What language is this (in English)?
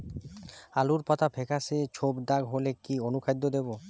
Bangla